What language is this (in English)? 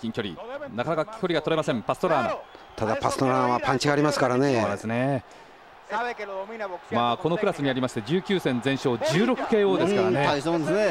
Japanese